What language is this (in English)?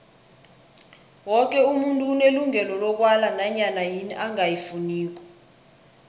South Ndebele